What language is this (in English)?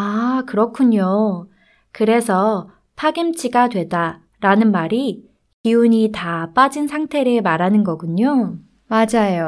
Korean